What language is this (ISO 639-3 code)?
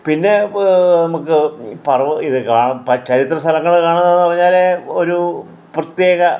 mal